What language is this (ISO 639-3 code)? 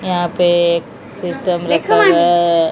hin